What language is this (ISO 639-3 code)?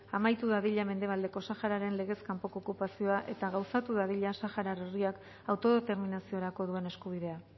eus